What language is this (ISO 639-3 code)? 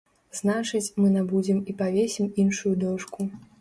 bel